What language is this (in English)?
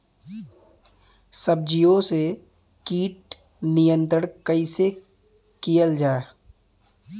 Bhojpuri